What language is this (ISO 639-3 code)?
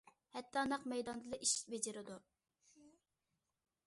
uig